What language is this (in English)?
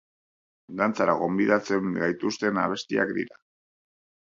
Basque